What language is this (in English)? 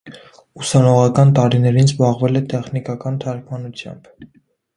Armenian